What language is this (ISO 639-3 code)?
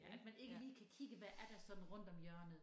dan